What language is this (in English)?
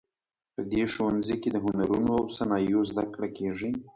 Pashto